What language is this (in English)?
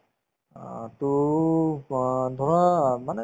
Assamese